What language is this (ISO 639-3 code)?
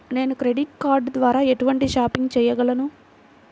tel